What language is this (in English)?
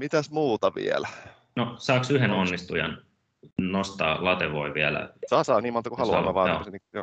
Finnish